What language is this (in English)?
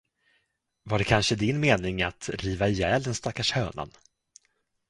Swedish